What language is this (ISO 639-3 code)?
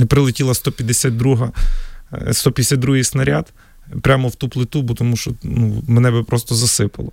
ukr